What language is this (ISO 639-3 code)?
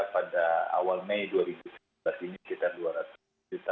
ind